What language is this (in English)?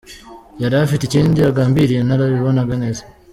Kinyarwanda